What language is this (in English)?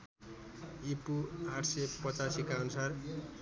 Nepali